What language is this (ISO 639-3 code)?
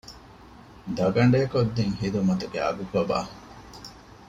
div